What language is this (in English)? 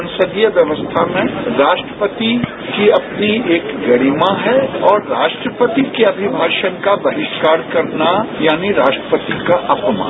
Hindi